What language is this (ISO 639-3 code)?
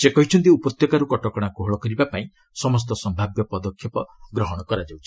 ori